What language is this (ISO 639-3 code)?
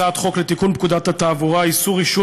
heb